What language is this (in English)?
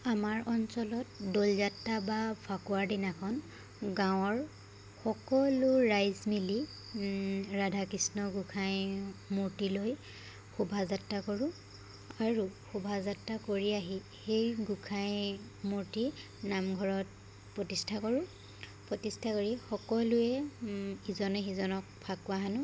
Assamese